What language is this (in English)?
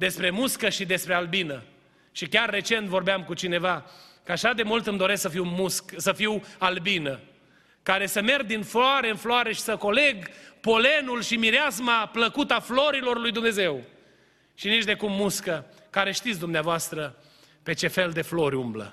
Romanian